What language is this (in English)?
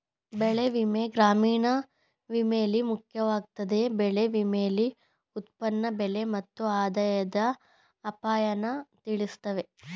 Kannada